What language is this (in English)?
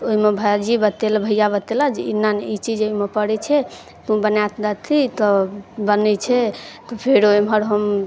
Maithili